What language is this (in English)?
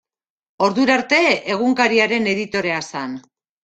Basque